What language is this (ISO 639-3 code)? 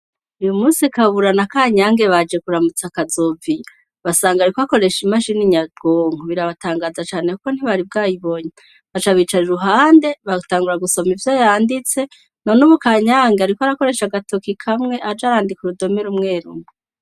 run